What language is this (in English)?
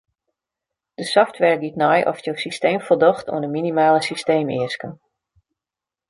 Western Frisian